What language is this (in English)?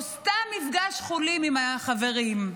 Hebrew